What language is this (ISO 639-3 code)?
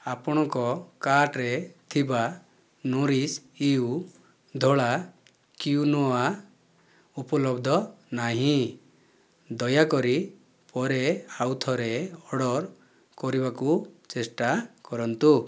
ori